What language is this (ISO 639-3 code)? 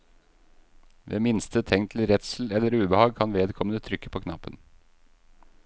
nor